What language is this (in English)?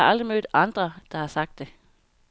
Danish